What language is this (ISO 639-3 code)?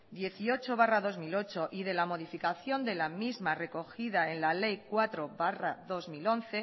spa